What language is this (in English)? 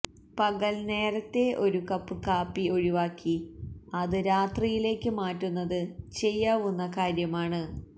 Malayalam